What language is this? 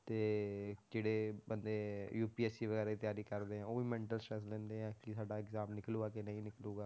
Punjabi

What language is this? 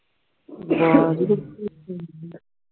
Punjabi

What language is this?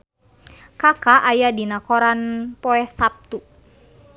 Sundanese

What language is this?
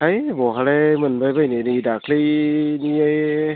Bodo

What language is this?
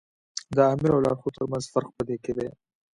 Pashto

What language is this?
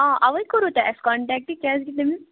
Kashmiri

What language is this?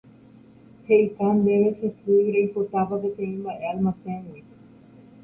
Guarani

